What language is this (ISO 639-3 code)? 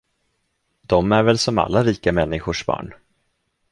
swe